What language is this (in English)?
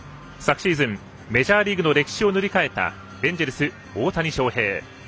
Japanese